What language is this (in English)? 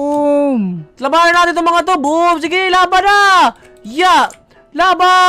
Filipino